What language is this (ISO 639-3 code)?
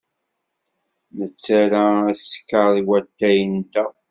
kab